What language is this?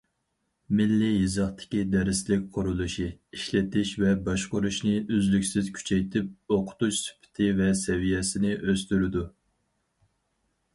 Uyghur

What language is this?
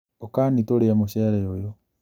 Kikuyu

